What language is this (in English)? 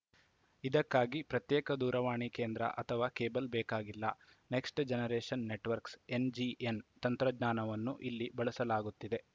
Kannada